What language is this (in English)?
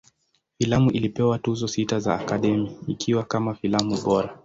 Swahili